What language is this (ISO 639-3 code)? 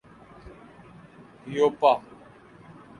urd